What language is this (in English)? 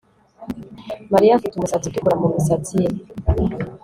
Kinyarwanda